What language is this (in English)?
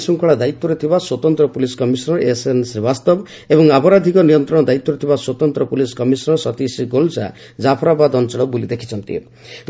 Odia